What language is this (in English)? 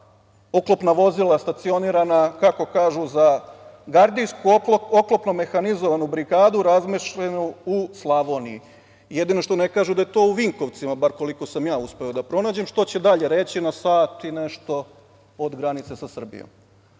Serbian